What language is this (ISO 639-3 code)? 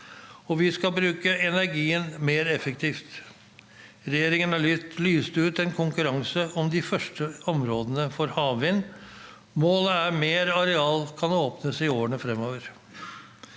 nor